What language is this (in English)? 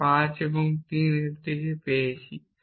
Bangla